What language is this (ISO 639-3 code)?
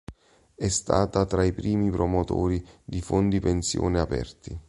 ita